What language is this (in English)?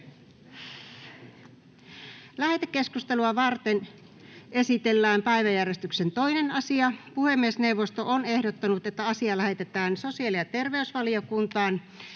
Finnish